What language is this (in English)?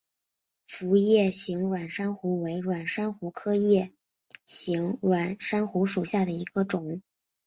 Chinese